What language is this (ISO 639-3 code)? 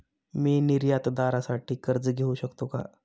mar